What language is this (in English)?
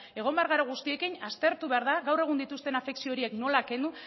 Basque